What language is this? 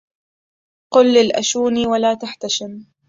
Arabic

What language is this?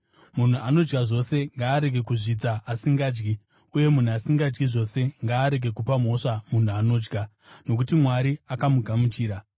Shona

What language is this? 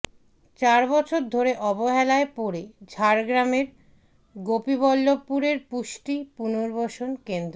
Bangla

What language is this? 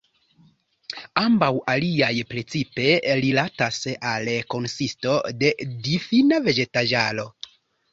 Esperanto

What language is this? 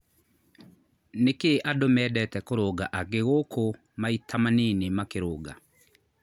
Kikuyu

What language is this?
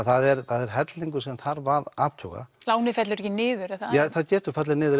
Icelandic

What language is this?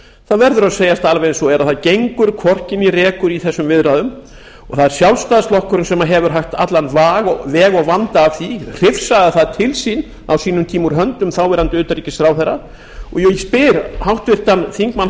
Icelandic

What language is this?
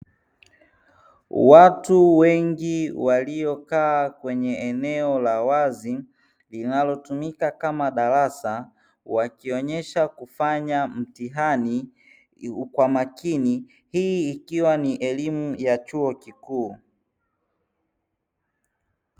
Swahili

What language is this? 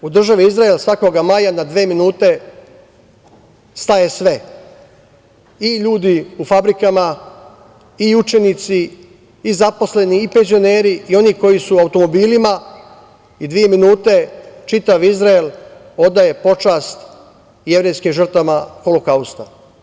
Serbian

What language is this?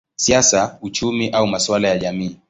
Swahili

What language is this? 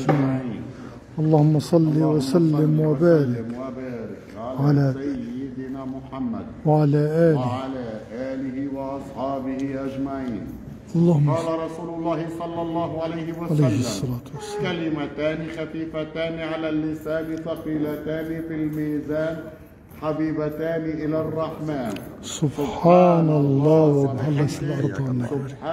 Arabic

